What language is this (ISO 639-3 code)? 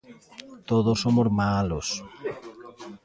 glg